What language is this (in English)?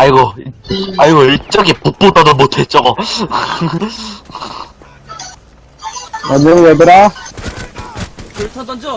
Korean